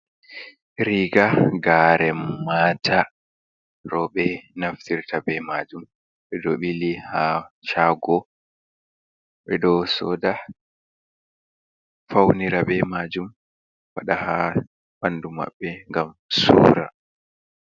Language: Fula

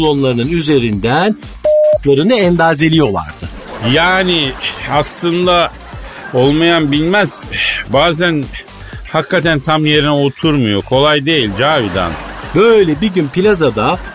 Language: Turkish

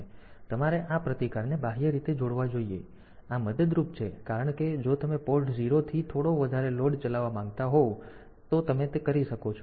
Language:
Gujarati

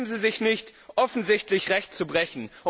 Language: German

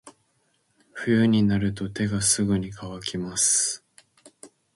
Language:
Japanese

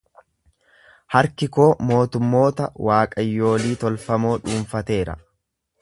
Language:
Oromo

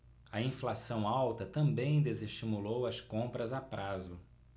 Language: Portuguese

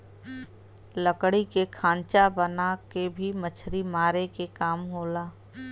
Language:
Bhojpuri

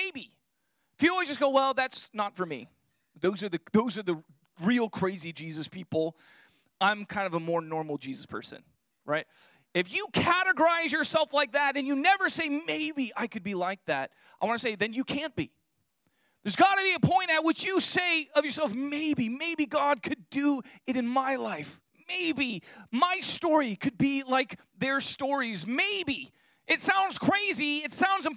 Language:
English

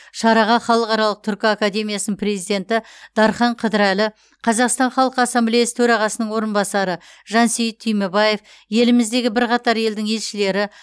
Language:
Kazakh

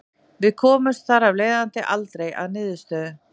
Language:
Icelandic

